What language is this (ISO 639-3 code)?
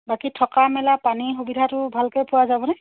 asm